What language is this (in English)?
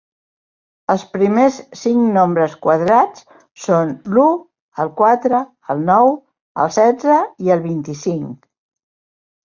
Catalan